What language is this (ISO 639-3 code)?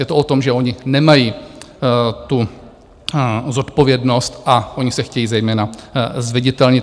ces